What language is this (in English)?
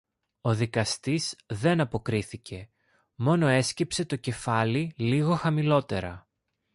Greek